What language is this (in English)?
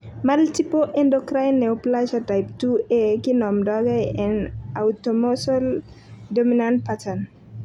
Kalenjin